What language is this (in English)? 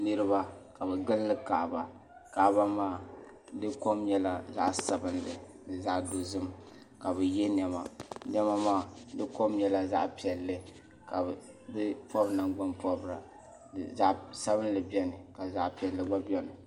Dagbani